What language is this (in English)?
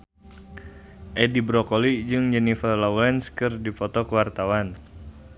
Sundanese